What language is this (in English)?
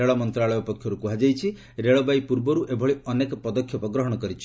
Odia